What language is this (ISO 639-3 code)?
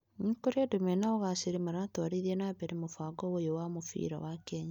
kik